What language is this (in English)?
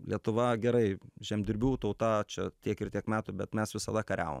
Lithuanian